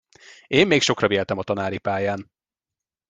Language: Hungarian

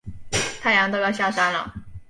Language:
Chinese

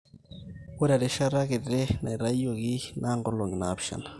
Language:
Masai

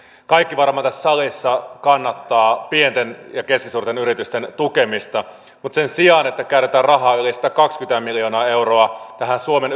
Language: Finnish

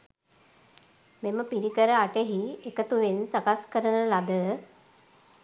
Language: Sinhala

